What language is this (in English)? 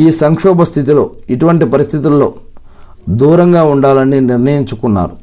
Telugu